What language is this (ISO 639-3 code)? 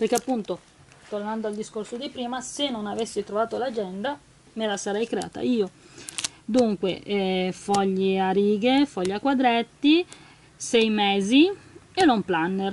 ita